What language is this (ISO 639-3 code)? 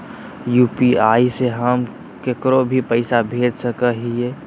mag